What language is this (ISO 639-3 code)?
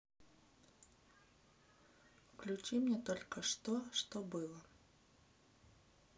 rus